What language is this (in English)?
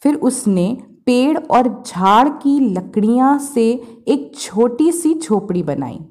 Hindi